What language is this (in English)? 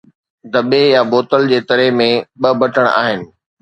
Sindhi